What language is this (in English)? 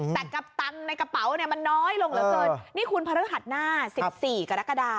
Thai